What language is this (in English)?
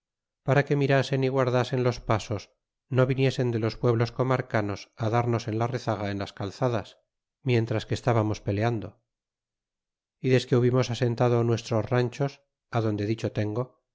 Spanish